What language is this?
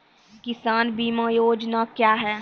Maithili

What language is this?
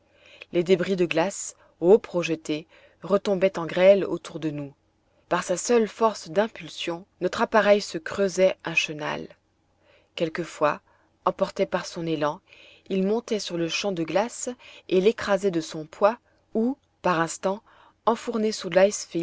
French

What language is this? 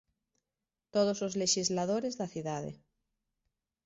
Galician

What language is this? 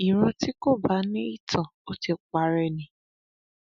Yoruba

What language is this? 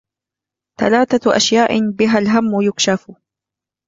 Arabic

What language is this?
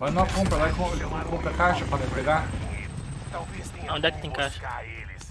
Portuguese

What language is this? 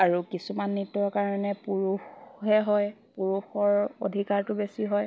Assamese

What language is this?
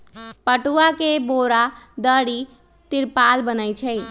Magahi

